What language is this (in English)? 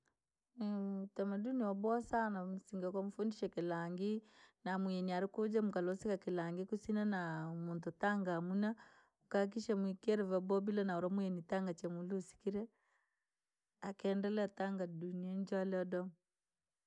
Langi